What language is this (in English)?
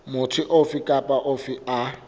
Southern Sotho